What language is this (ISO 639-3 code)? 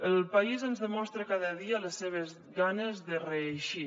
cat